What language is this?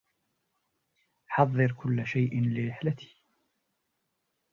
Arabic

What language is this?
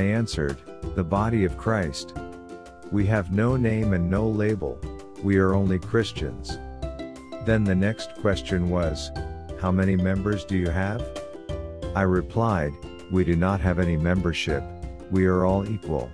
English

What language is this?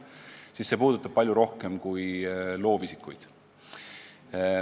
Estonian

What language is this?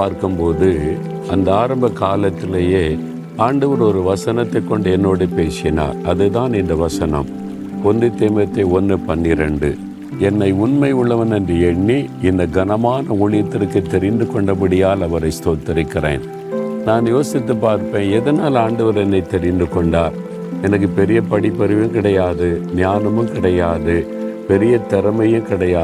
Tamil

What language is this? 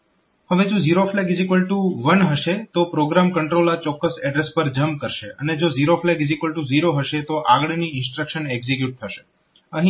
Gujarati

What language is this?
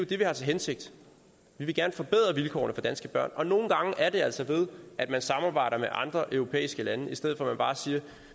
Danish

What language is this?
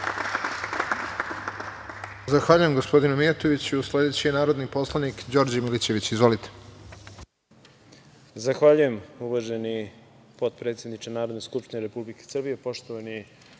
Serbian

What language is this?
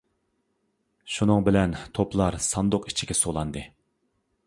Uyghur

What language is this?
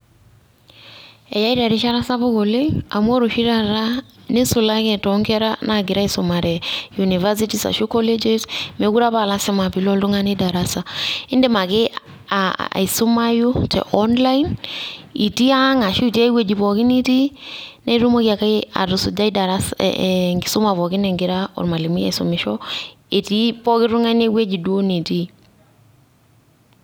Masai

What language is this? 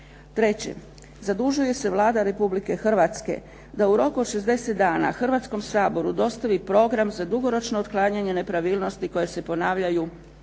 Croatian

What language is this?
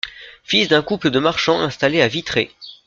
French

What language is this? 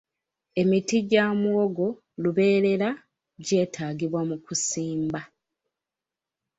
Ganda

